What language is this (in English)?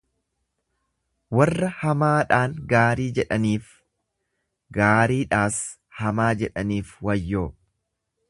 Oromo